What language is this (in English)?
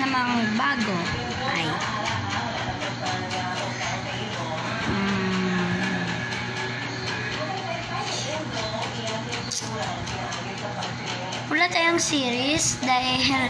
Filipino